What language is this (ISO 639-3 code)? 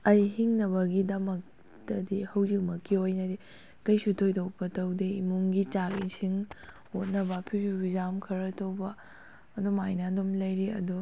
mni